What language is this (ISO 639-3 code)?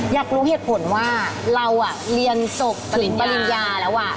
tha